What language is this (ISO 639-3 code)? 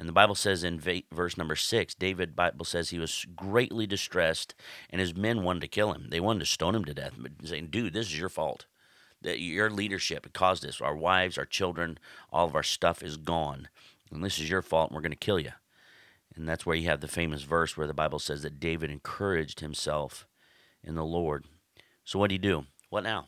eng